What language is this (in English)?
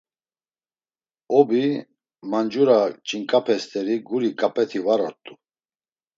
Laz